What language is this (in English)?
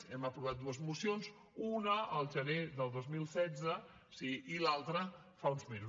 Catalan